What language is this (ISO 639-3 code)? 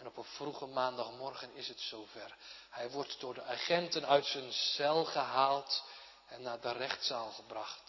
nld